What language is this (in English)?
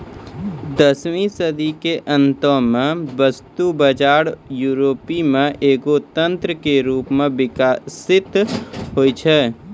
Maithili